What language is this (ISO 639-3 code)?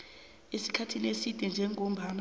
nbl